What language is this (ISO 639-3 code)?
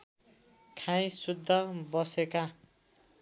nep